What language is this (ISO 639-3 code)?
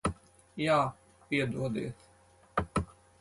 lav